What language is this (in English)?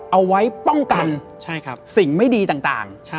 Thai